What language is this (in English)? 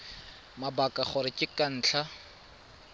Tswana